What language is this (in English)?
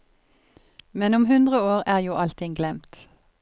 Norwegian